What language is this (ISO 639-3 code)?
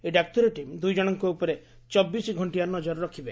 ori